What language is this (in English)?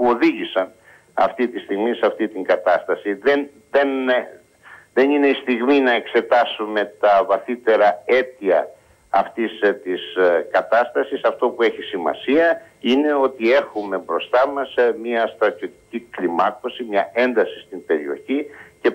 Greek